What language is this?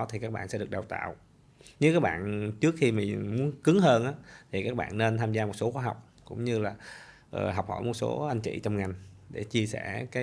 Vietnamese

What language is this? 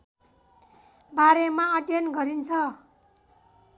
Nepali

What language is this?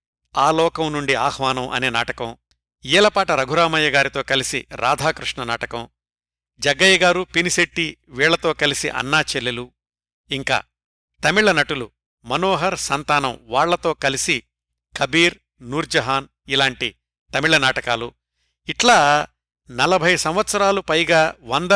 Telugu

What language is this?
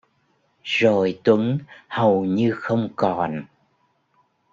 Vietnamese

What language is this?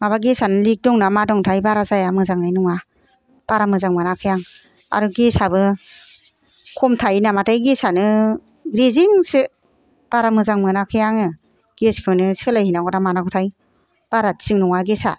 Bodo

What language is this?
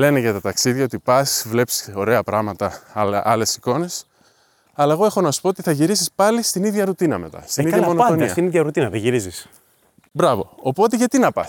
Greek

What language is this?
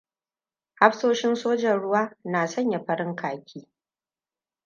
Hausa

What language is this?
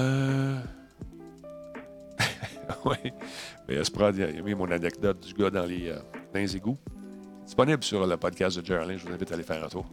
French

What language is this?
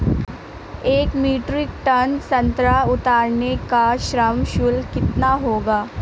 Hindi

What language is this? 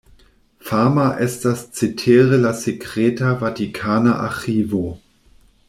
Esperanto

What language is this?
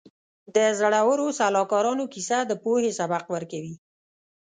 Pashto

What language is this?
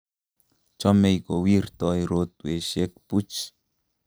Kalenjin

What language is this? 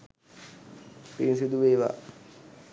Sinhala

